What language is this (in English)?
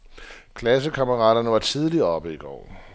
Danish